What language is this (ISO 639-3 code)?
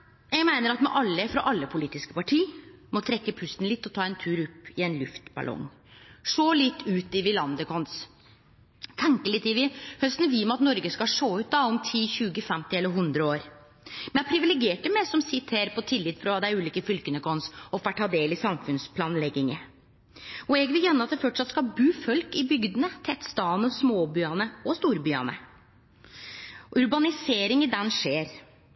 nno